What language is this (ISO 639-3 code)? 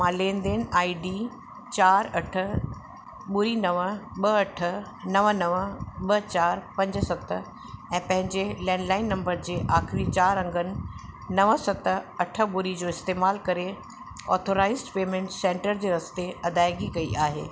snd